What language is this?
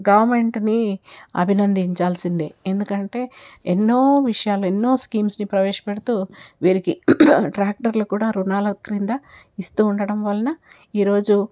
Telugu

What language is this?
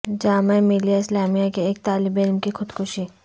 Urdu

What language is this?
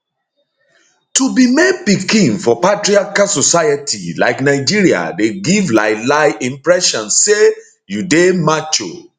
Nigerian Pidgin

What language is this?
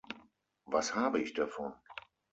German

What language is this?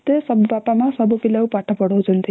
Odia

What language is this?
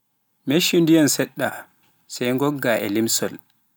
Pular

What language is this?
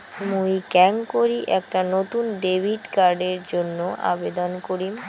Bangla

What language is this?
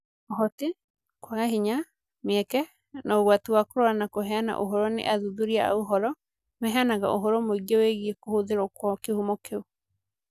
Kikuyu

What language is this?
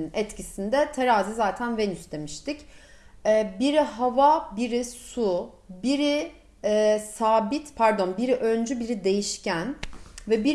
Turkish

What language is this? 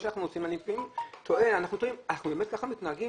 Hebrew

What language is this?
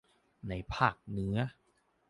Thai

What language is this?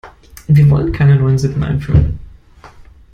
German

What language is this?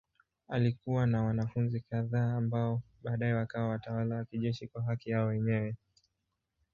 Swahili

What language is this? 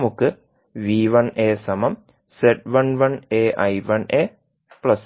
Malayalam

